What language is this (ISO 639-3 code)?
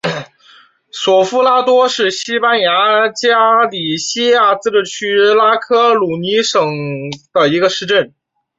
zho